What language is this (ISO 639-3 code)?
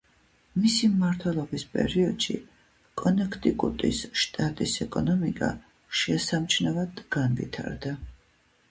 kat